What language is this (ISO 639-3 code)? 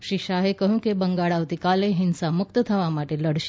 guj